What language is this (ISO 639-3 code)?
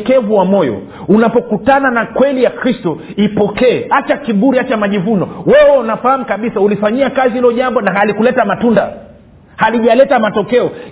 swa